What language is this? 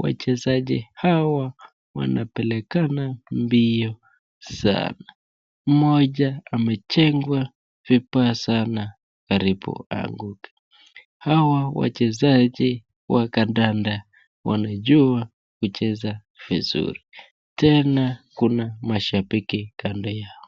Swahili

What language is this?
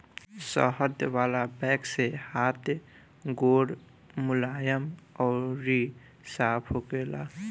Bhojpuri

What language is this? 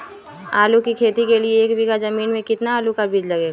Magahi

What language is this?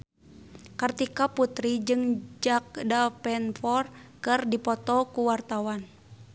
Sundanese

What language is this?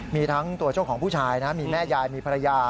Thai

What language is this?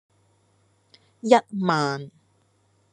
Cantonese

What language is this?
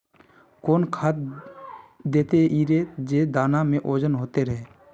Magahi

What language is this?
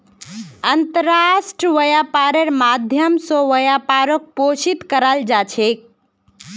Magahi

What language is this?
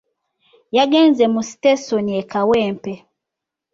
Ganda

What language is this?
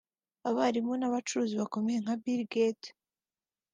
Kinyarwanda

